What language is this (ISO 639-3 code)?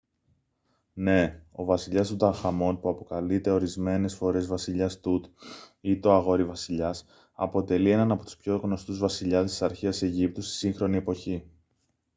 ell